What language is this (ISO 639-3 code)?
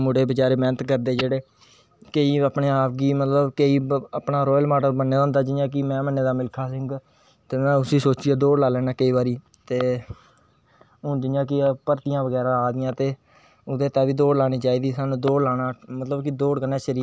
doi